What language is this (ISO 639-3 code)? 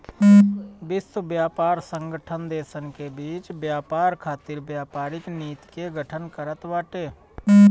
bho